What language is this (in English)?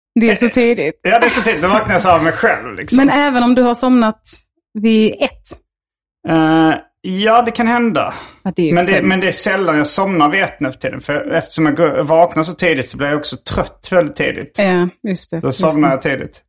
Swedish